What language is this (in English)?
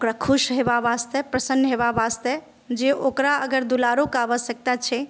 Maithili